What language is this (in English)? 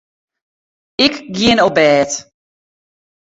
Western Frisian